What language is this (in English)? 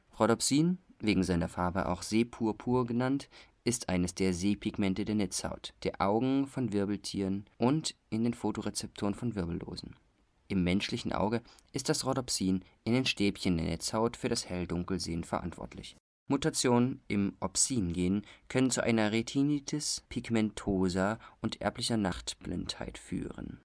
German